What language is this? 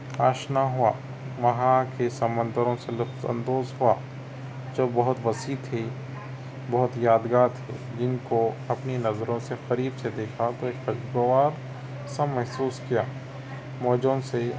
Urdu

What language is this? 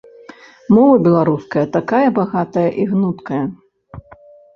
Belarusian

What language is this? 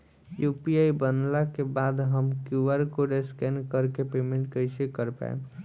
Bhojpuri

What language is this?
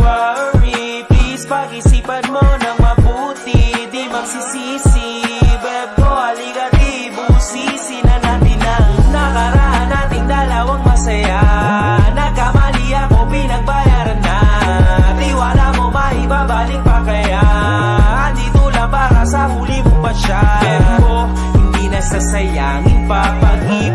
Indonesian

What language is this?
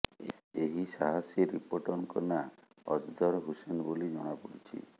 Odia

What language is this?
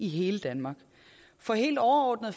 Danish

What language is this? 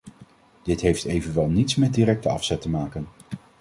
Dutch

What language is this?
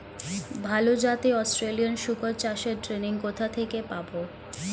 Bangla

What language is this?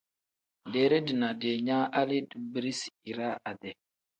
Tem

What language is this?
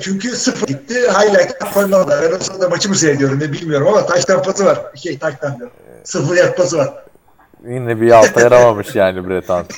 Turkish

